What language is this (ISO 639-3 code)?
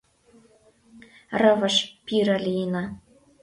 chm